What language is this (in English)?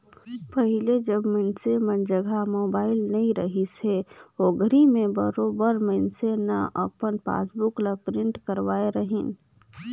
Chhattisgarhi